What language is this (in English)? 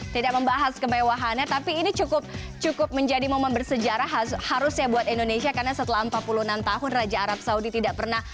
Indonesian